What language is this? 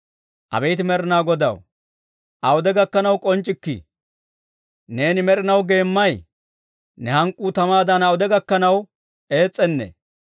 Dawro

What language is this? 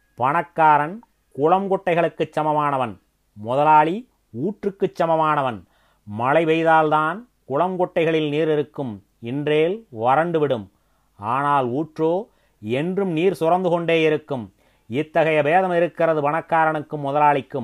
Tamil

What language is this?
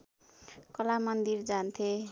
Nepali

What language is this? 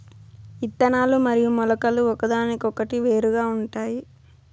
Telugu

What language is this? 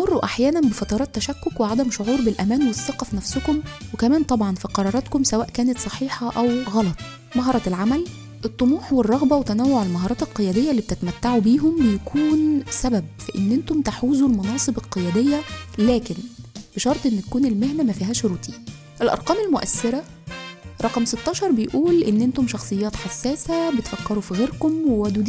Arabic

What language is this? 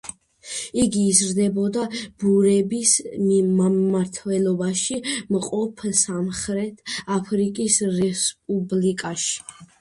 Georgian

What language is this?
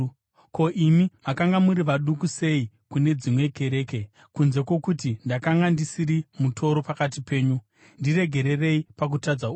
Shona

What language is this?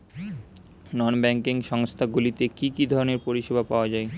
Bangla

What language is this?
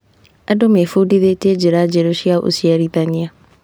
Kikuyu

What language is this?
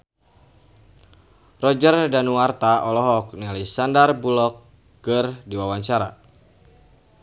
Sundanese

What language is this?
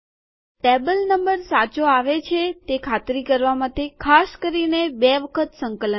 Gujarati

